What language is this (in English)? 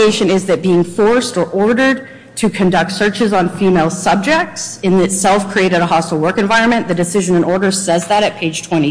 English